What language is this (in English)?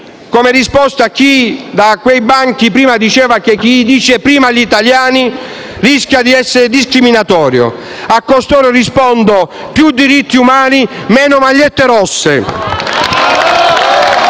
Italian